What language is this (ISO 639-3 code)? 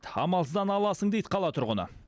kaz